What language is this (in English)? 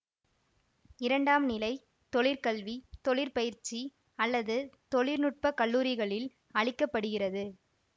Tamil